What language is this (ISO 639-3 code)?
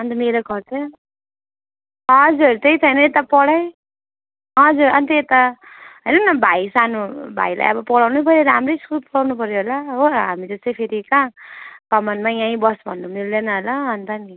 nep